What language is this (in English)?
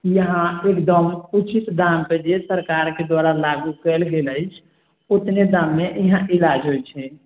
Maithili